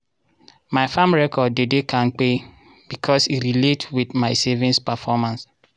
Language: Nigerian Pidgin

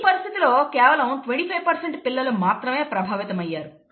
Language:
Telugu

